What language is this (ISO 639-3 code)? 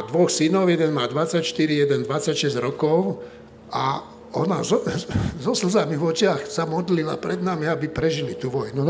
slk